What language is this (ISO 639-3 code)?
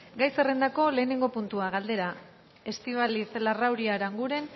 eus